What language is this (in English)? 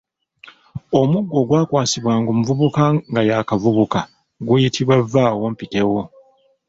Ganda